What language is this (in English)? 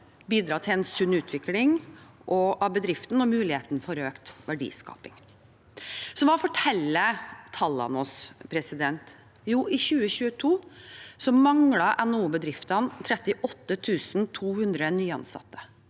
Norwegian